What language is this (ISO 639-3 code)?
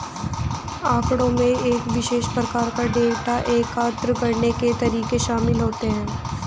hin